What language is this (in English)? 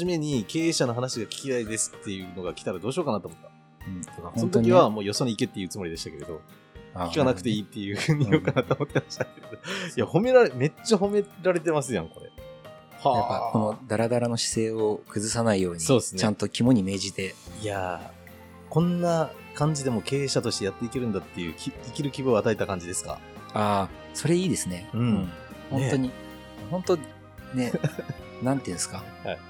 Japanese